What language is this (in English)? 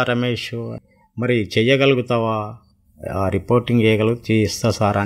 Telugu